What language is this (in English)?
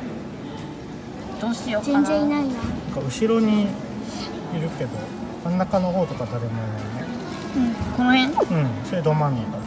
Japanese